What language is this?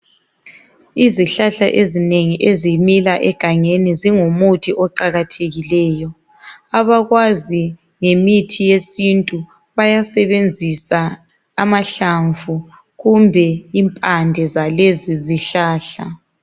North Ndebele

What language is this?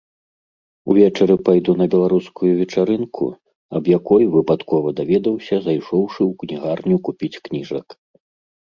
Belarusian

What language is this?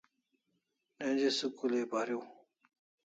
Kalasha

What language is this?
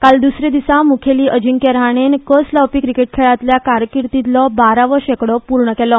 Konkani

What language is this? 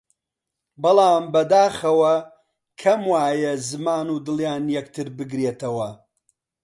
Central Kurdish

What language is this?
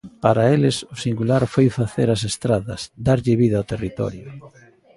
Galician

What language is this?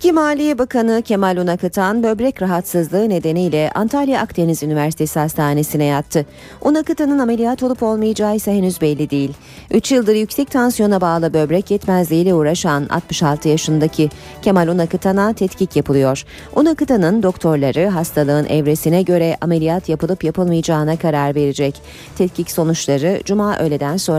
Turkish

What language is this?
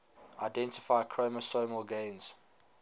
English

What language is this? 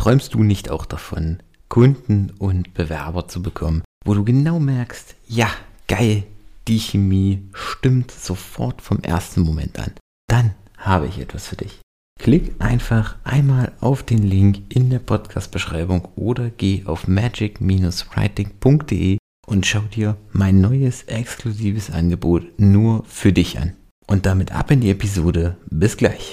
German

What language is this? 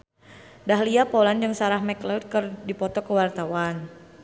Sundanese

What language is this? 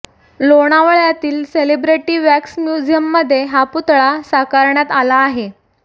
Marathi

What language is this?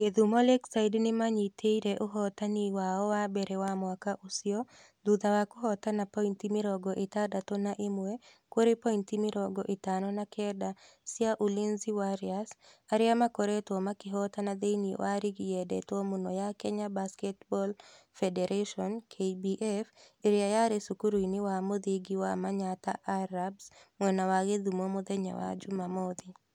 Kikuyu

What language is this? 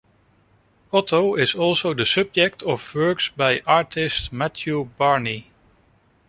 English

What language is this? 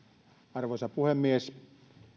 Finnish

